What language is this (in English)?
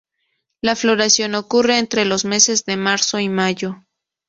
Spanish